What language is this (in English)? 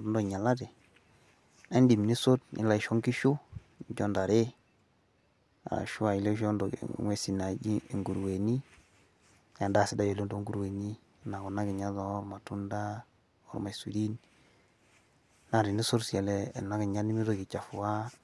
Masai